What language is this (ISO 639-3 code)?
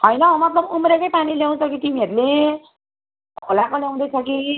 nep